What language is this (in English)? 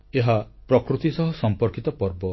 Odia